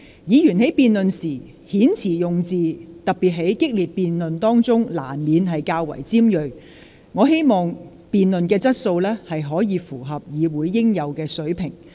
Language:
Cantonese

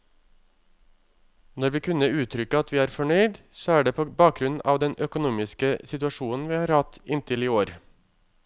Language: Norwegian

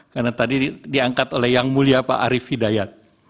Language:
Indonesian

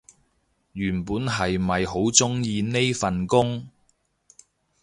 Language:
Cantonese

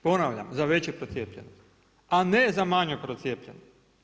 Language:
Croatian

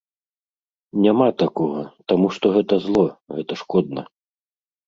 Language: Belarusian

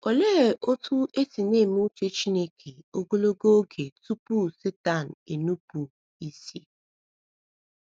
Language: Igbo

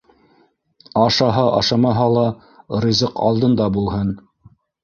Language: Bashkir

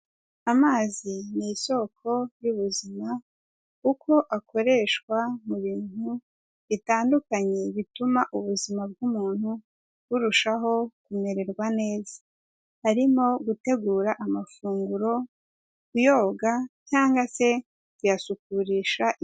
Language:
Kinyarwanda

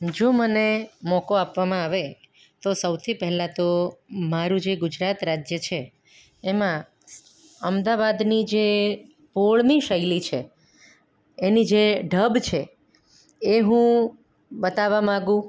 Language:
Gujarati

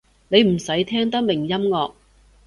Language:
Cantonese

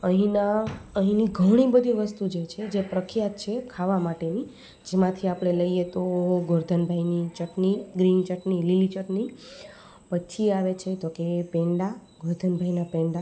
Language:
Gujarati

